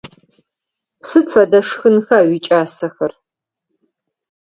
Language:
Adyghe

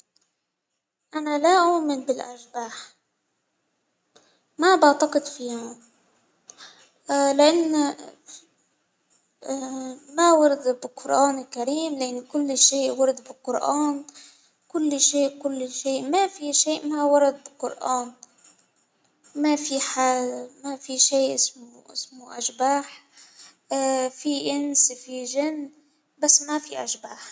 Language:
Hijazi Arabic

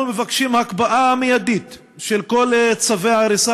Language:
Hebrew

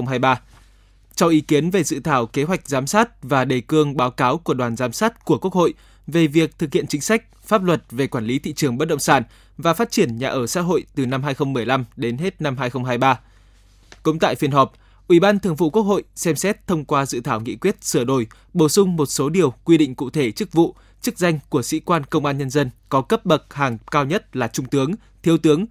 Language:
Vietnamese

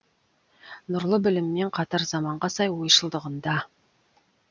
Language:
Kazakh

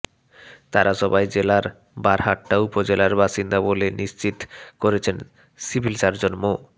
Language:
Bangla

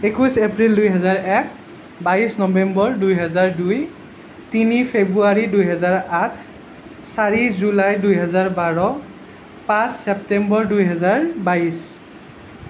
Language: Assamese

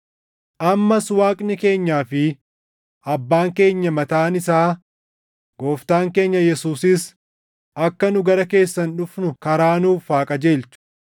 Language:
Oromo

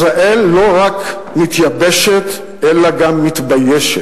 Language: Hebrew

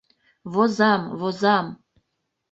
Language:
Mari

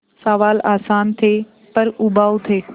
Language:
Hindi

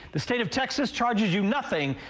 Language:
English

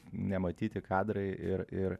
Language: Lithuanian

